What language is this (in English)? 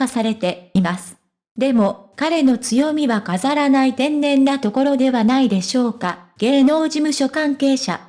Japanese